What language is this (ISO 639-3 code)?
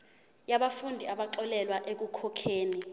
zul